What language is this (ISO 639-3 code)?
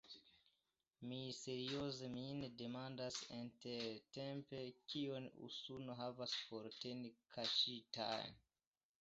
epo